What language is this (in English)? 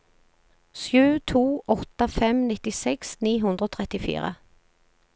Norwegian